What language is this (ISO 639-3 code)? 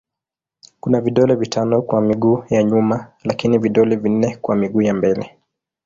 swa